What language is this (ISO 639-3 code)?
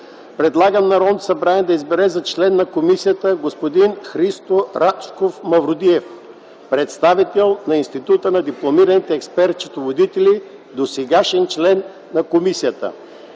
bul